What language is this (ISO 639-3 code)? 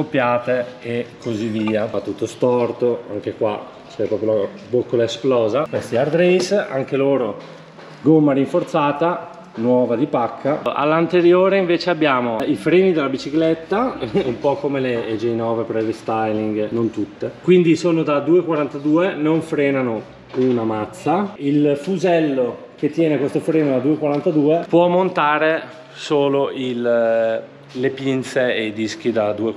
ita